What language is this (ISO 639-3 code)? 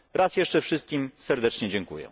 pol